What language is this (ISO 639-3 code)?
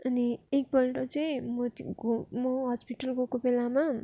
nep